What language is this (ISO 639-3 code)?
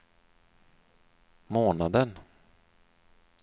swe